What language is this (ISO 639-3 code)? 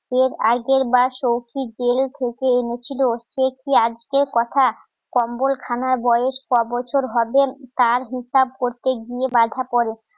ben